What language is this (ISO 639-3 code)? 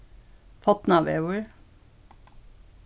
fao